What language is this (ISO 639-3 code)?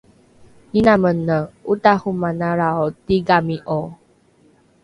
dru